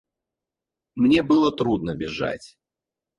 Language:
Russian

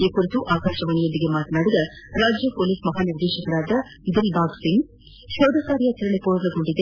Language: Kannada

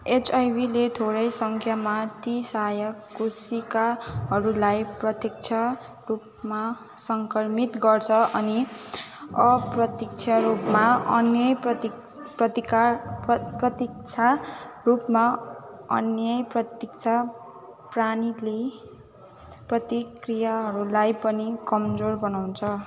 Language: Nepali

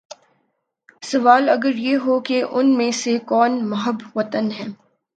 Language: Urdu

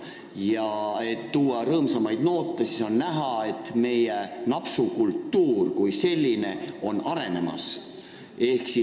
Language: Estonian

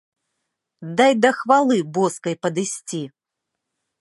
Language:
Belarusian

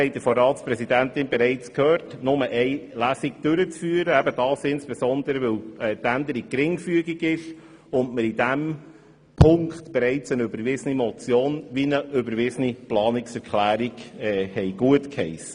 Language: Swiss German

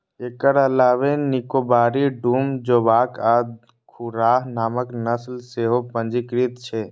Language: Maithili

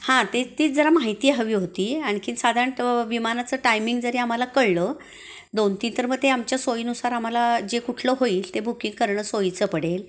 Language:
Marathi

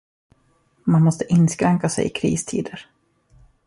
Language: Swedish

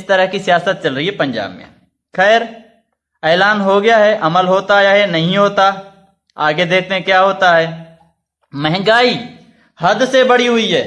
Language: Urdu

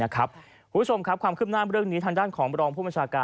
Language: Thai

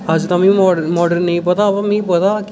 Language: Dogri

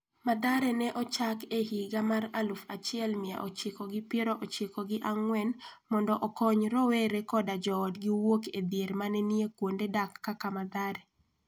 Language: Luo (Kenya and Tanzania)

